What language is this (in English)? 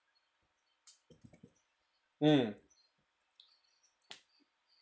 English